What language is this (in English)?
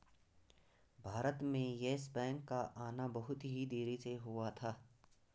Hindi